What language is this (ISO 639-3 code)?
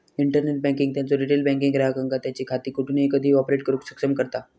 mar